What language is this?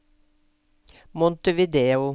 Norwegian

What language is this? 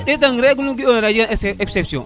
Serer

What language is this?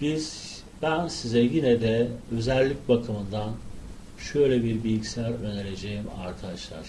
Turkish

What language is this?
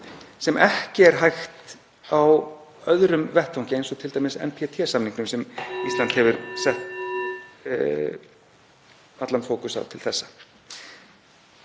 Icelandic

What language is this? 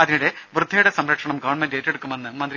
Malayalam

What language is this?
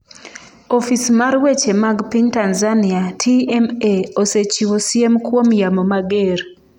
Luo (Kenya and Tanzania)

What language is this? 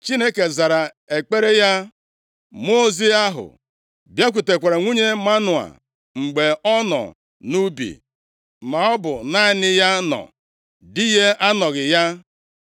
Igbo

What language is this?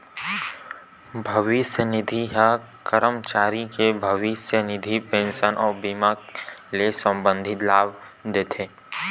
Chhattisgarhi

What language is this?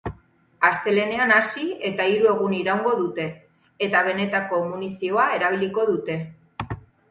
Basque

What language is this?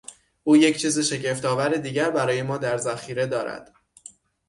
Persian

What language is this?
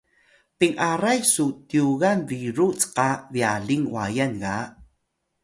Atayal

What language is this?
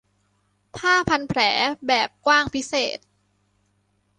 Thai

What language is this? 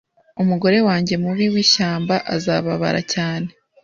Kinyarwanda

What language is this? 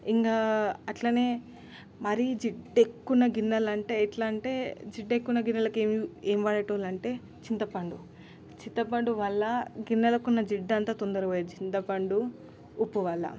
Telugu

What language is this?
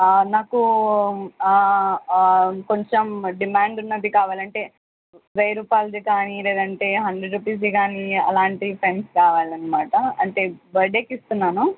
Telugu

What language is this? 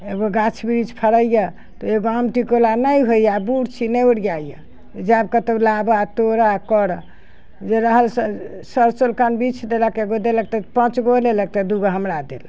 Maithili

